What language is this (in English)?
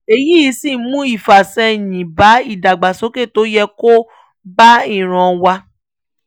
Yoruba